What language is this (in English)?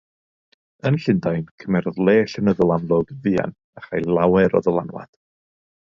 Welsh